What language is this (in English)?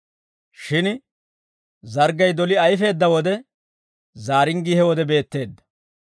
Dawro